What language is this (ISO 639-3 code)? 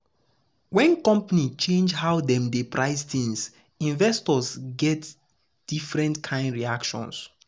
pcm